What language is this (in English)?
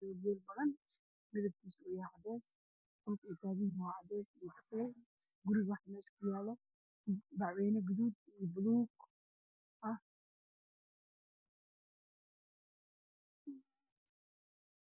Somali